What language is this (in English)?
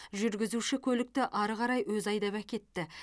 Kazakh